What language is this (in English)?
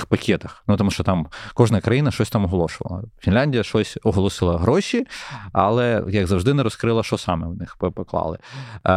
Ukrainian